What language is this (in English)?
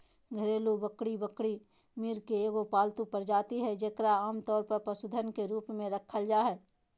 Magahi